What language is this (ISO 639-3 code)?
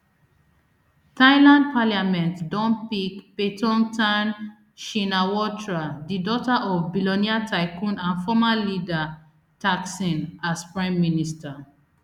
pcm